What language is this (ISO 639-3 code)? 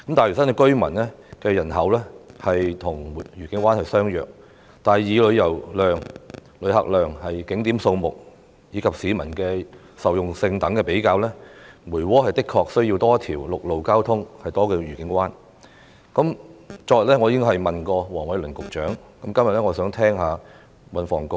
yue